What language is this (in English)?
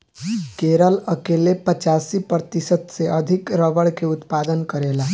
Bhojpuri